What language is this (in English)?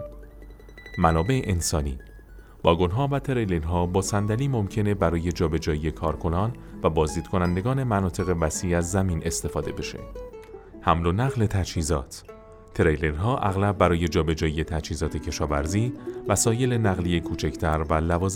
Persian